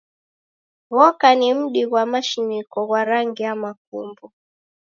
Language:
Taita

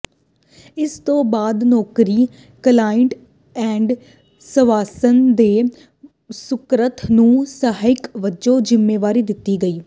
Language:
Punjabi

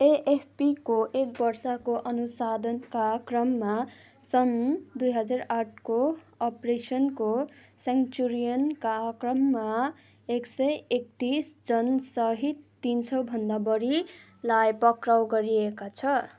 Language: Nepali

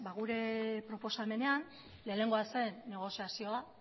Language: Basque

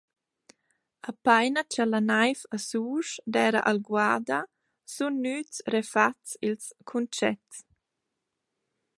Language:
Romansh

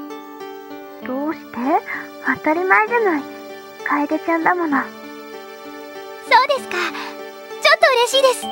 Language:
Japanese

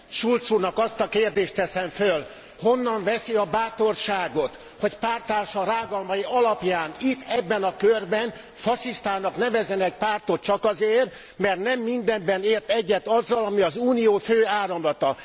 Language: Hungarian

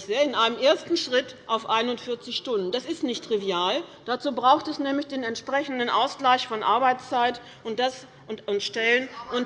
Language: German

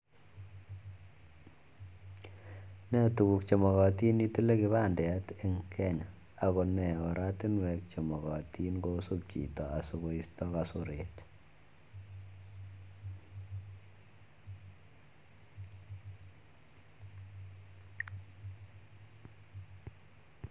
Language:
Kalenjin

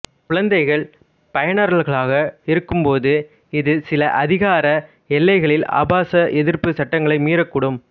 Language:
Tamil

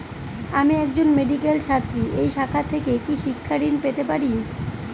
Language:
Bangla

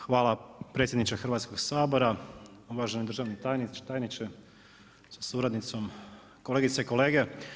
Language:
Croatian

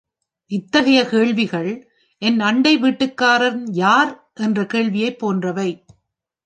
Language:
Tamil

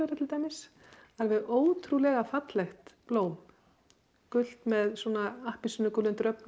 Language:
Icelandic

